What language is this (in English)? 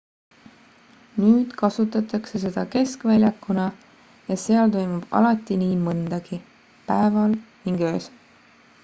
Estonian